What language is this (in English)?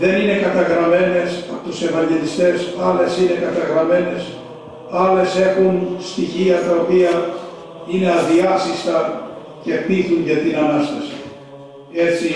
Greek